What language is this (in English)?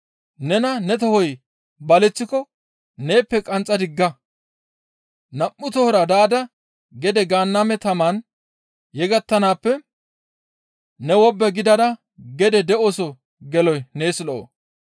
Gamo